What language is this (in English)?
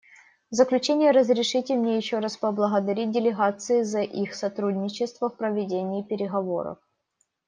Russian